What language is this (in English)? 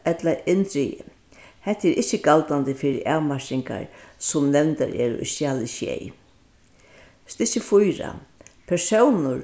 Faroese